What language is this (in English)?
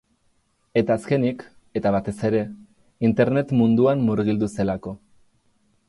Basque